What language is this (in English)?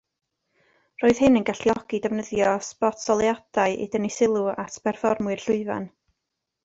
Welsh